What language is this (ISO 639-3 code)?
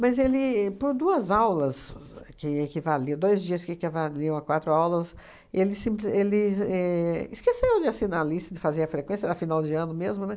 por